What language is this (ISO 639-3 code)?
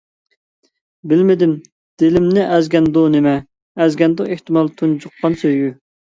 uig